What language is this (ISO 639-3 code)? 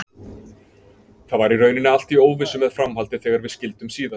isl